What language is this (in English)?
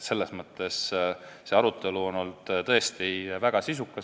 Estonian